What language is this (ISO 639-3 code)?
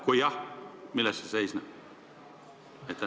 est